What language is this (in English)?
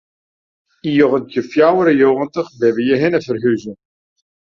Western Frisian